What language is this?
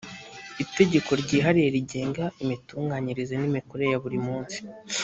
Kinyarwanda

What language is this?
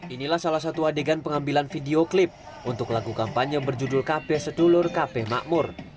Indonesian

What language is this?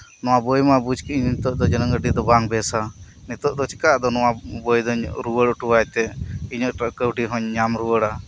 Santali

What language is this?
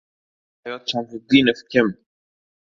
Uzbek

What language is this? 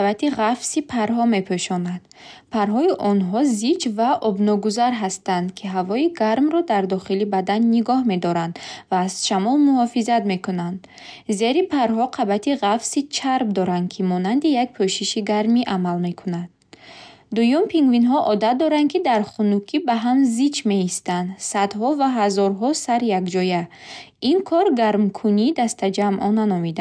Bukharic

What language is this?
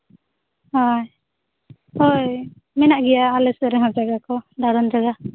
Santali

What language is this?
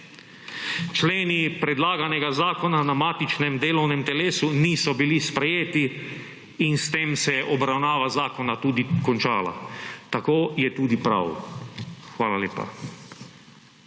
Slovenian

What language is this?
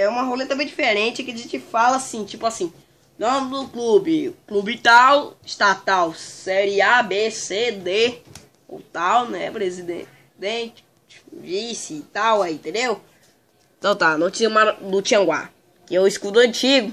Portuguese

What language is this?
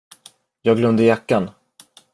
Swedish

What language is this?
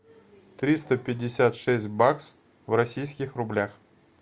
Russian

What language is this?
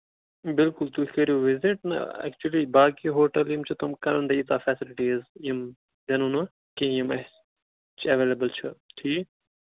Kashmiri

